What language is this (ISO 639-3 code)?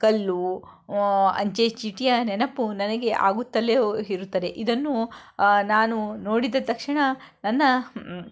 kan